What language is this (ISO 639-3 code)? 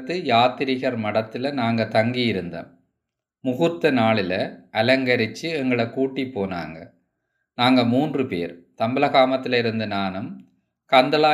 tam